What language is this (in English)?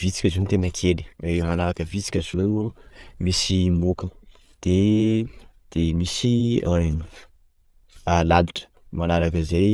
Sakalava Malagasy